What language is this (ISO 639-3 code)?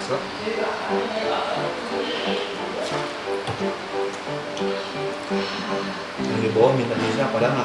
ind